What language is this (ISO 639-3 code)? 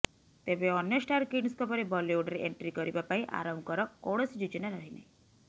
ori